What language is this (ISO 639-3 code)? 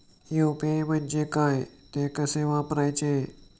mar